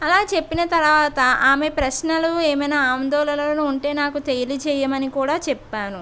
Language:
Telugu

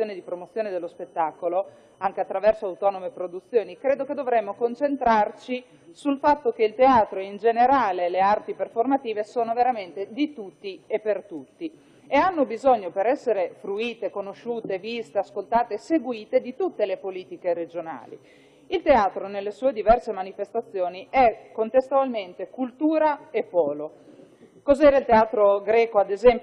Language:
Italian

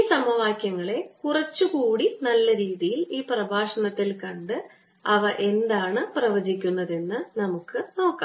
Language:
Malayalam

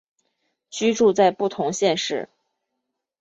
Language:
Chinese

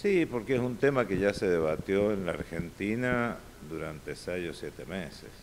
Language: Spanish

